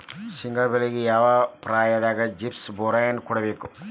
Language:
Kannada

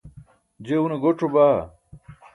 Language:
Burushaski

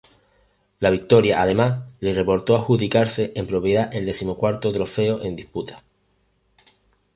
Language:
Spanish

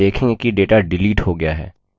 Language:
Hindi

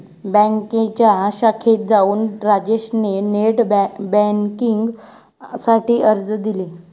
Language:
Marathi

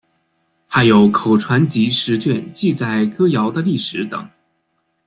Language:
Chinese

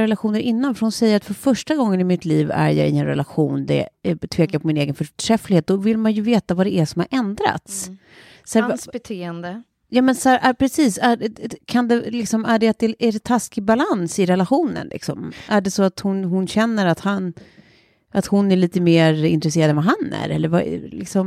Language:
Swedish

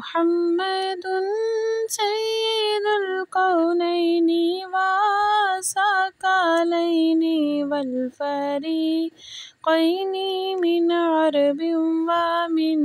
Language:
Arabic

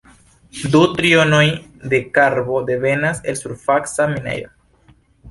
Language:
Esperanto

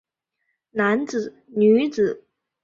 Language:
Chinese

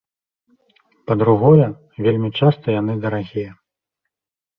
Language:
Belarusian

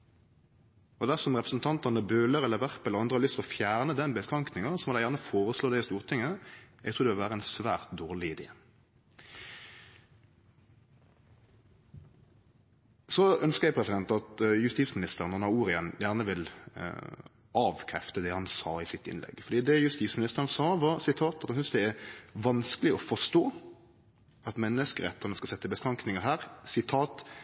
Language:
Norwegian Nynorsk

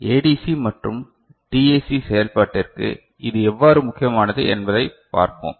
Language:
Tamil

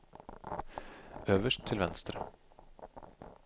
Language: Norwegian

